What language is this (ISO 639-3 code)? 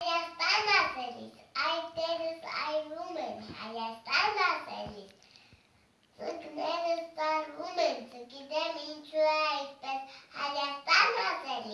hye